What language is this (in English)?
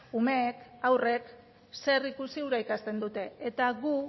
Basque